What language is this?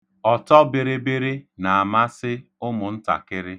Igbo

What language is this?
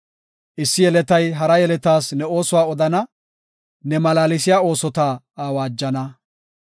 Gofa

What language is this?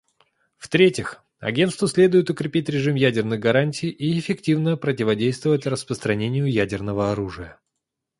Russian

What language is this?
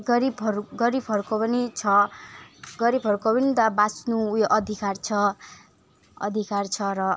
Nepali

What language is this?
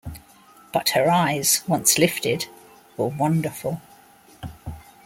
English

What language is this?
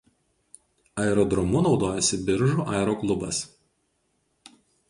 Lithuanian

